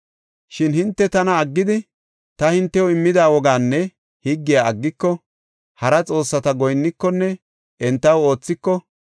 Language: Gofa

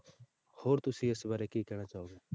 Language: Punjabi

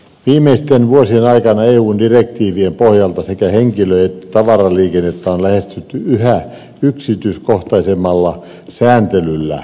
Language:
Finnish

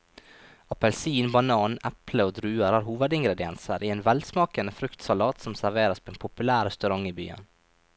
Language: Norwegian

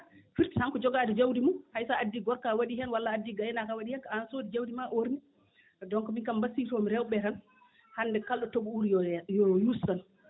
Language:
Fula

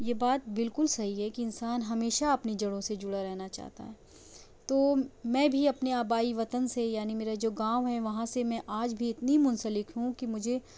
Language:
Urdu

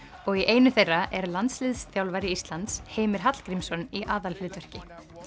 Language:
Icelandic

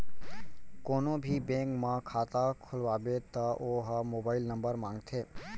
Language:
Chhattisgarhi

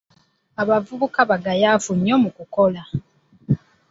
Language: Ganda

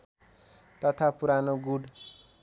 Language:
Nepali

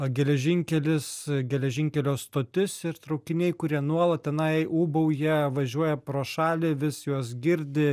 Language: Lithuanian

